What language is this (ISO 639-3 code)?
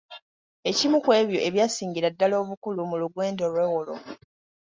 lug